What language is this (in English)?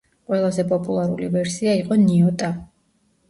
Georgian